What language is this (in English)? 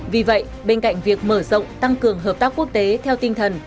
Vietnamese